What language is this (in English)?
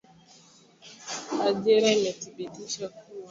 Swahili